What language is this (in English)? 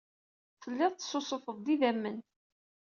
Kabyle